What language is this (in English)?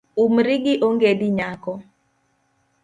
Luo (Kenya and Tanzania)